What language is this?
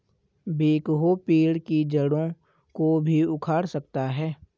Hindi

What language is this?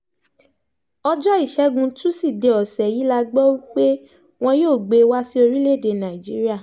Yoruba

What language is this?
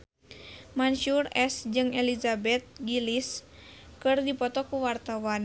Sundanese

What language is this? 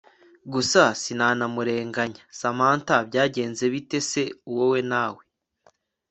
Kinyarwanda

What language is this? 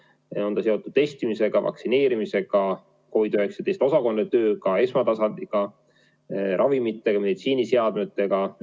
Estonian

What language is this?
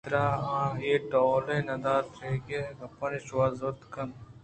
Eastern Balochi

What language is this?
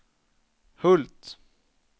Swedish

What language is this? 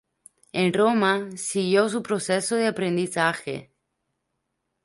Spanish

